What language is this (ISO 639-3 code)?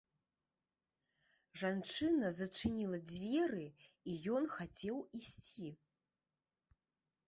bel